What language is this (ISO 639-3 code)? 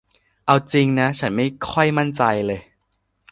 tha